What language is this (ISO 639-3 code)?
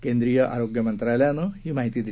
mar